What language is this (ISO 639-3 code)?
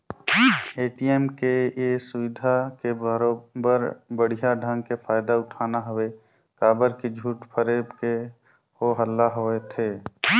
hne